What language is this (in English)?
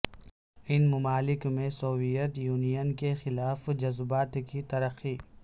Urdu